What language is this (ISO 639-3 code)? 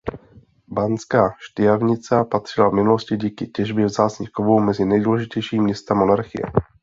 ces